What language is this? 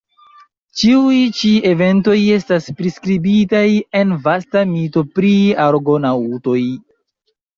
Esperanto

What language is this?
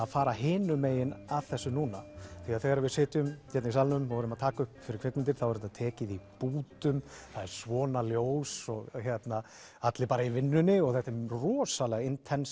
Icelandic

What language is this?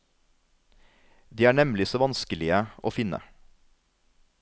Norwegian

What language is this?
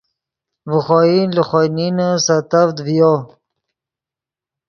Yidgha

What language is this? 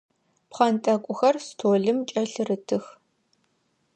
Adyghe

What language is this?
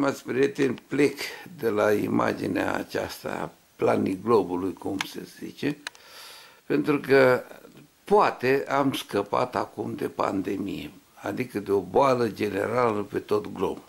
Romanian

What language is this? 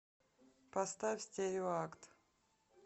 Russian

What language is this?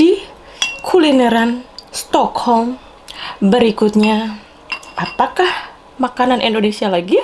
Indonesian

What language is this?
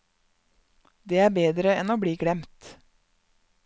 Norwegian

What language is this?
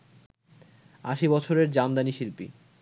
Bangla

